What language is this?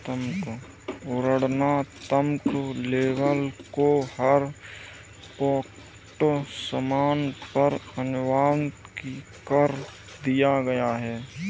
Hindi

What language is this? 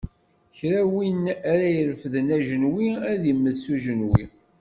Kabyle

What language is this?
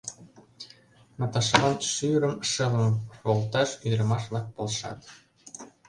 Mari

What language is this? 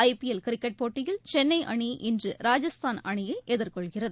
Tamil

